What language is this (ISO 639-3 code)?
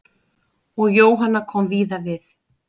isl